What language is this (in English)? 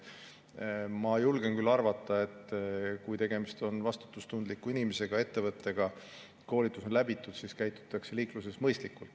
Estonian